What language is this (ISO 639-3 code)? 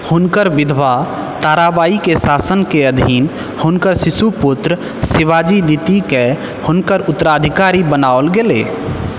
mai